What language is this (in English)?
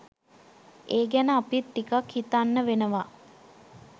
Sinhala